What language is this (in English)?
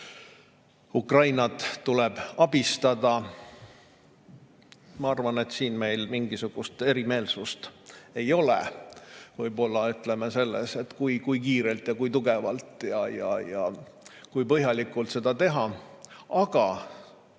Estonian